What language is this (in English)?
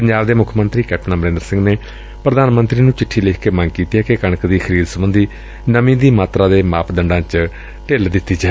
Punjabi